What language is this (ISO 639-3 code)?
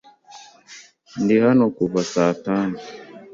kin